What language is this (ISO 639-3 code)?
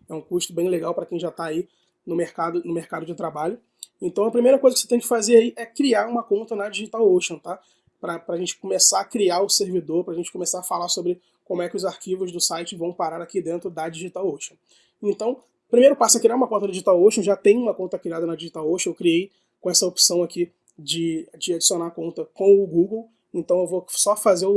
por